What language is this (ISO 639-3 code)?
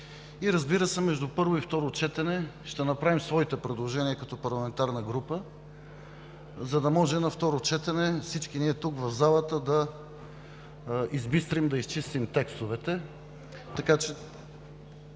bul